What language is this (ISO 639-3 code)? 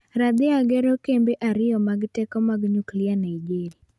luo